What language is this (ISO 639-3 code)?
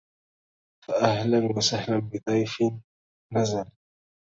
ara